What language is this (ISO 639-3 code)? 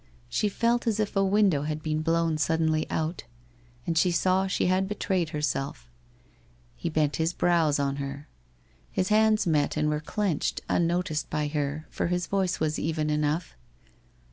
eng